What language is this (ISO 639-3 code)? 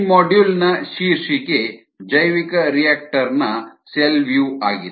kan